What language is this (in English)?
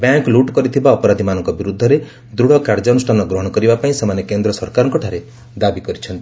Odia